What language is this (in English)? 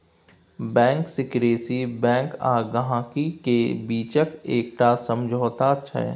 Maithili